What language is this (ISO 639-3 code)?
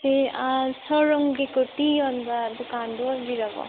mni